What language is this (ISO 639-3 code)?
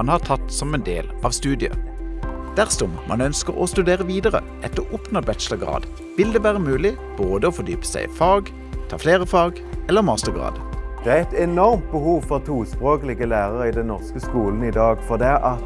nor